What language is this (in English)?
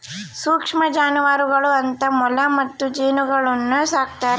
Kannada